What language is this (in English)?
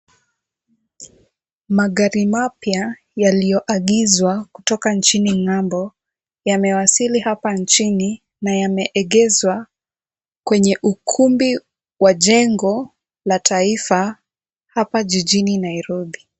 Swahili